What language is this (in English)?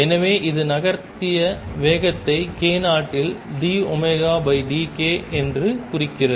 Tamil